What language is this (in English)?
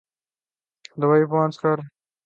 Urdu